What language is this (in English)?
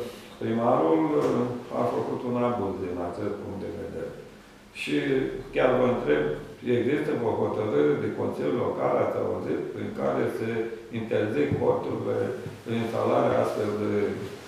Romanian